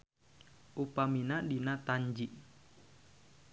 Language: Sundanese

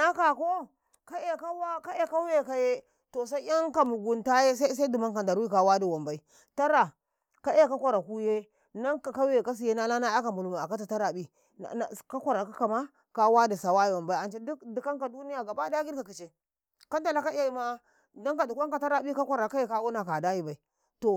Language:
Karekare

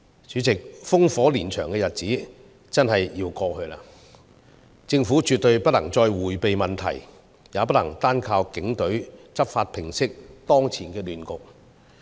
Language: Cantonese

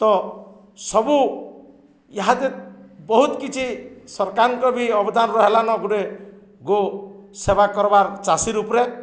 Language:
Odia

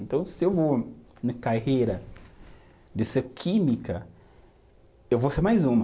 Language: Portuguese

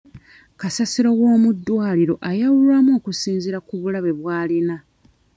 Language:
Ganda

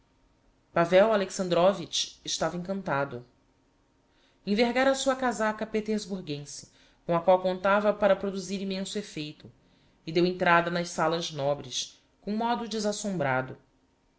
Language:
Portuguese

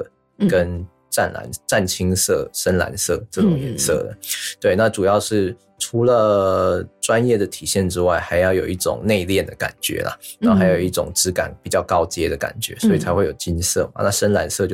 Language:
Chinese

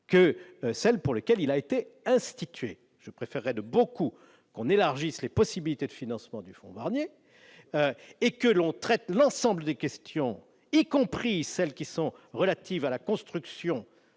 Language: French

